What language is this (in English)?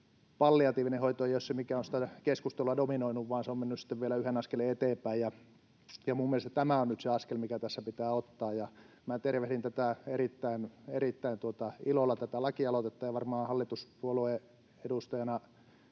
Finnish